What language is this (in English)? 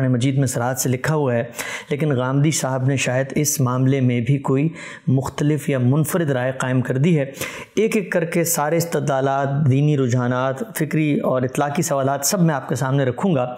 Urdu